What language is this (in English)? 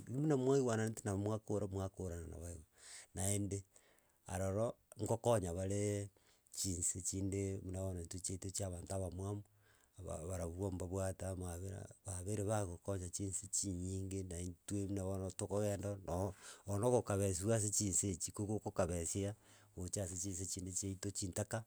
Gusii